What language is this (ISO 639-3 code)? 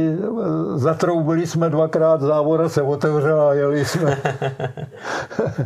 ces